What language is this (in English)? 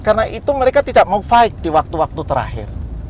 Indonesian